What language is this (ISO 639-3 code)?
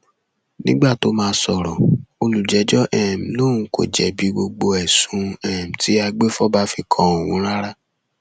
yor